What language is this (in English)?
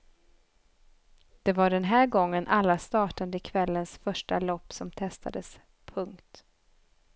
Swedish